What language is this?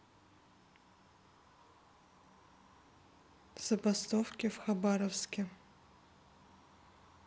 Russian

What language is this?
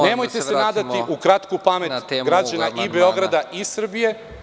Serbian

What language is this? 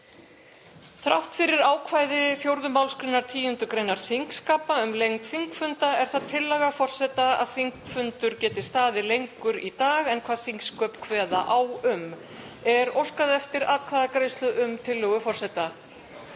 Icelandic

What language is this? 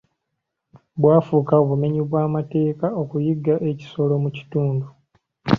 Ganda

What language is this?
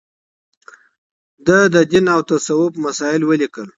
Pashto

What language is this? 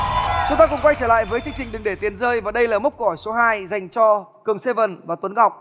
Vietnamese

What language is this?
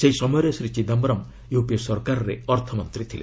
Odia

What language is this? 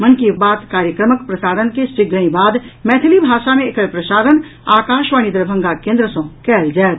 Maithili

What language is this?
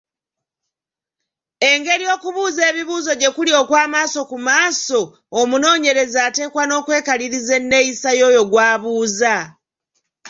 Ganda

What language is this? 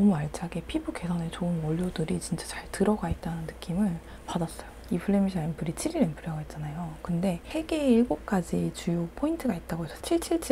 Korean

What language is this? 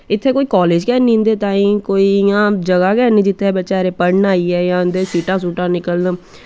Dogri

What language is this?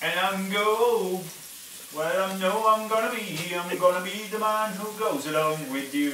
Italian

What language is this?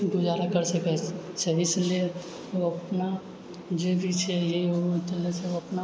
Maithili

